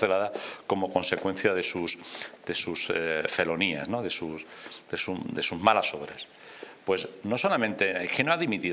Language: Spanish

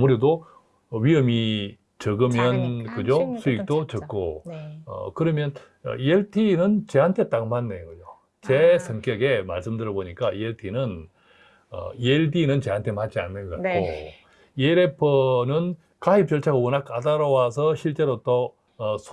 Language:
Korean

